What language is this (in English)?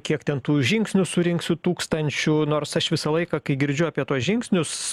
Lithuanian